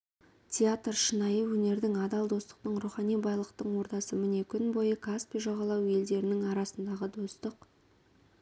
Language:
Kazakh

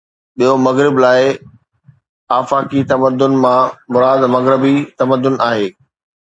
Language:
Sindhi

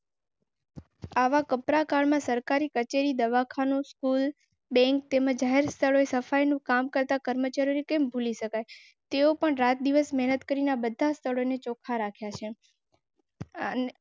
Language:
Gujarati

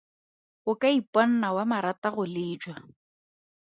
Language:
Tswana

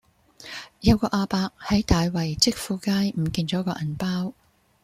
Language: Cantonese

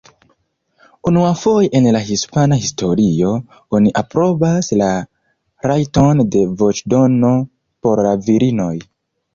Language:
Esperanto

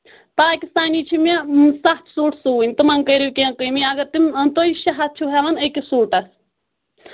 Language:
Kashmiri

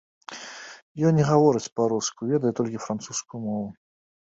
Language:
Belarusian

